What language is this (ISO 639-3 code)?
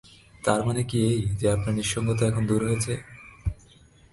ben